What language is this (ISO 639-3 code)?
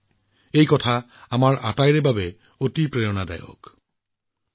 asm